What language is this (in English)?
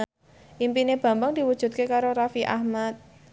Javanese